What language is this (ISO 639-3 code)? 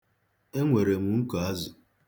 ibo